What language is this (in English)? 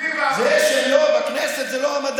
Hebrew